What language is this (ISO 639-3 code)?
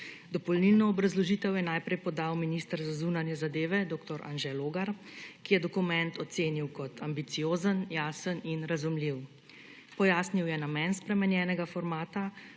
slv